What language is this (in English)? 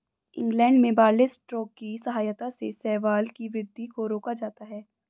Hindi